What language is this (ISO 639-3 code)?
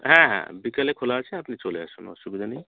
ben